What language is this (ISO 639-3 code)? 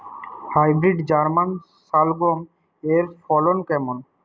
ben